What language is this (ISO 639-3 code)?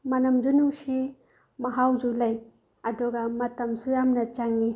mni